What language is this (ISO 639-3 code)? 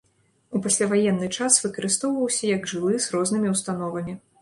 bel